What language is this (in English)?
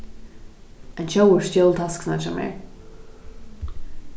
Faroese